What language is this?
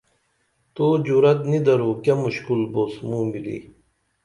Dameli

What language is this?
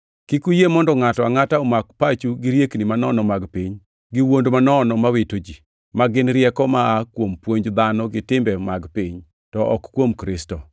Luo (Kenya and Tanzania)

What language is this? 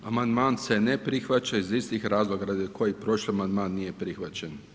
Croatian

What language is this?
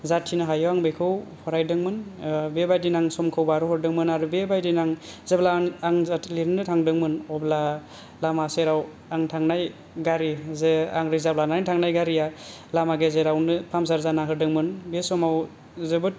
Bodo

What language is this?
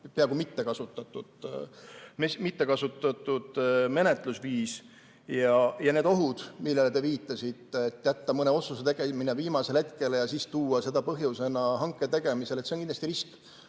Estonian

